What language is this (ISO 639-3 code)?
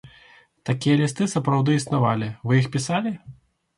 bel